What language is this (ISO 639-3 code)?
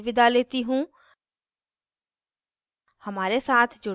hin